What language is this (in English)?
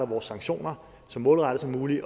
Danish